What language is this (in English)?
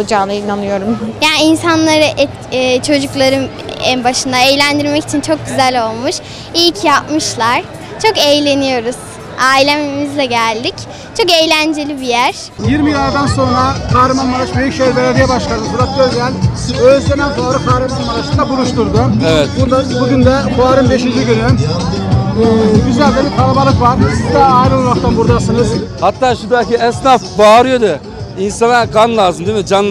Turkish